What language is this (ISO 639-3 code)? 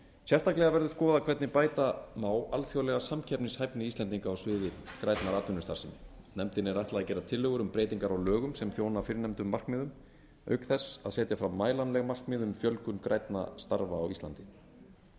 isl